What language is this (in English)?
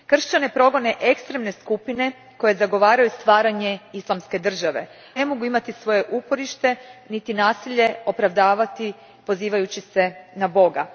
Croatian